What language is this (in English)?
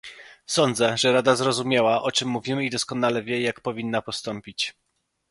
Polish